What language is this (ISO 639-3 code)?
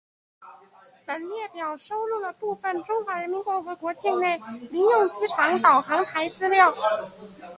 zho